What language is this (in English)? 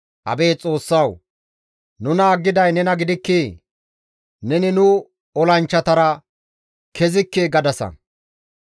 Gamo